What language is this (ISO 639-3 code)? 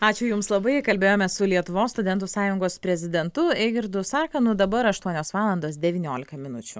lit